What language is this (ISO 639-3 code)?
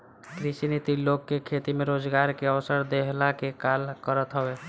bho